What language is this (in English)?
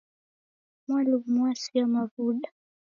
Taita